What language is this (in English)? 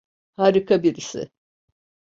Turkish